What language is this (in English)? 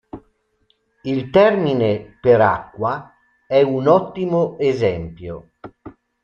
Italian